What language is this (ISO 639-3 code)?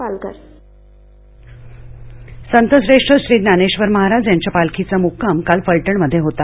mar